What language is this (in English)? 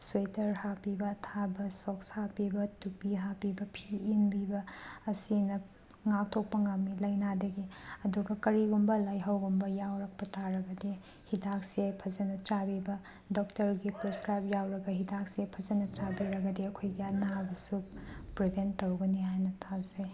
Manipuri